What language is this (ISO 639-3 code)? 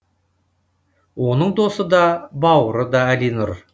kaz